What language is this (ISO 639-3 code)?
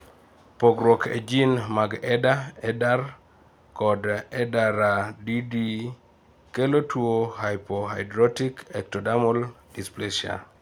luo